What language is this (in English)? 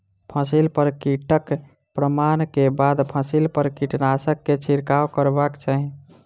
Maithili